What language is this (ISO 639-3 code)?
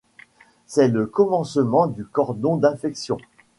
fra